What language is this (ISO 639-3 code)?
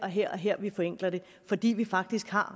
dan